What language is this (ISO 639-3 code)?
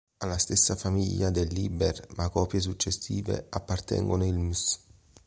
ita